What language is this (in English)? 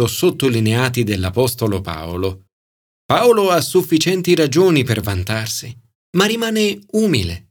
Italian